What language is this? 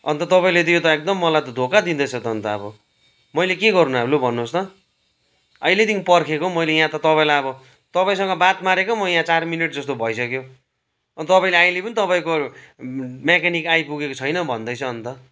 Nepali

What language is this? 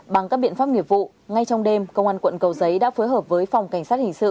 Vietnamese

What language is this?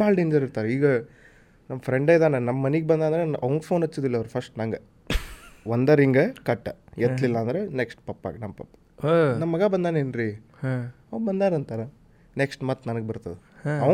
Kannada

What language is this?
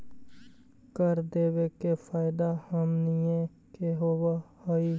Magahi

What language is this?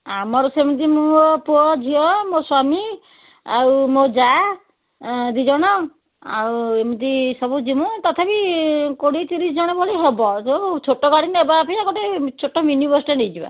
Odia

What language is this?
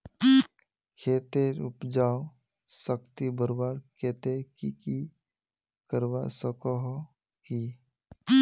Magahi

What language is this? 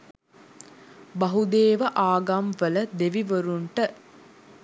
Sinhala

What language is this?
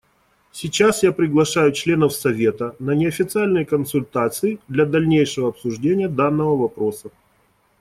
Russian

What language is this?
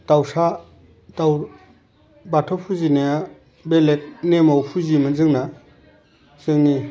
Bodo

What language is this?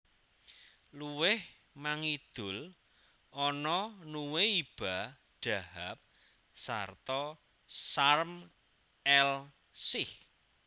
Javanese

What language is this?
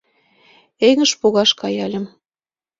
Mari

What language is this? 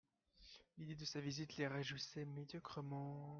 French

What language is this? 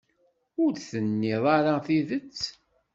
Kabyle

